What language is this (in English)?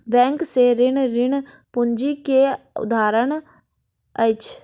Maithili